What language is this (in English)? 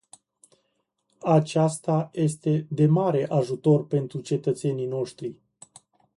Romanian